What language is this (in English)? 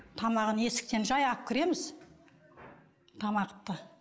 Kazakh